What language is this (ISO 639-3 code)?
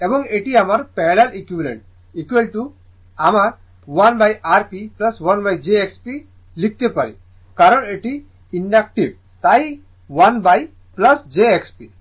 ben